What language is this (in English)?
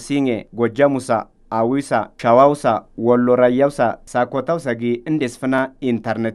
Arabic